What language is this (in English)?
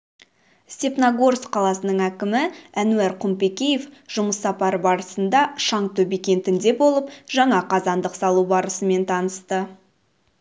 Kazakh